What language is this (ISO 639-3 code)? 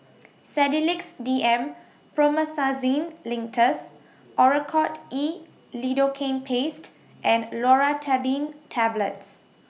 eng